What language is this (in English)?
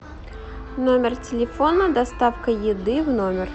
Russian